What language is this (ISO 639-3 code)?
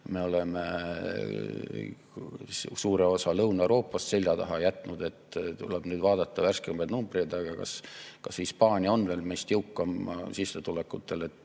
est